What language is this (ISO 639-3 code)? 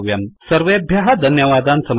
san